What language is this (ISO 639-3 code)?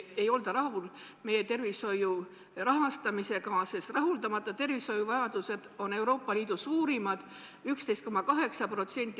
est